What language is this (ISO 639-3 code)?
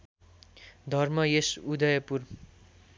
nep